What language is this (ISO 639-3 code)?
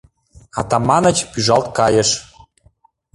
chm